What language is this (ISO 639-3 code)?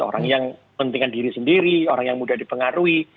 ind